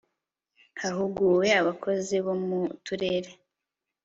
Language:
Kinyarwanda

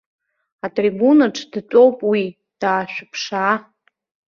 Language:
Abkhazian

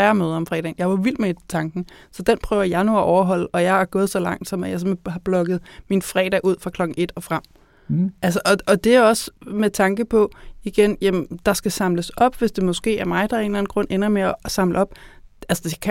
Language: Danish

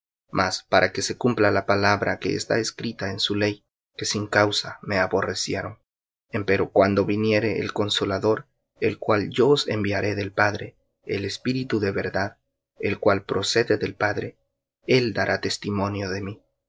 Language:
Spanish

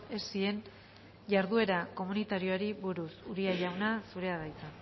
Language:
Basque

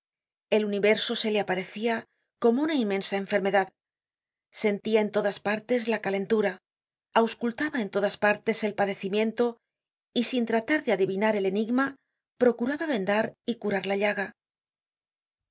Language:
Spanish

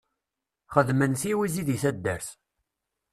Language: Kabyle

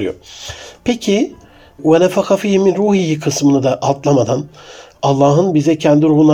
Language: Turkish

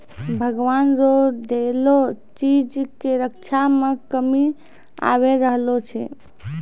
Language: Maithili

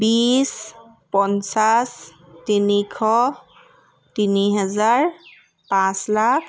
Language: Assamese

